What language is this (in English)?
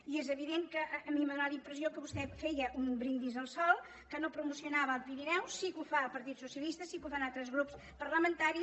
Catalan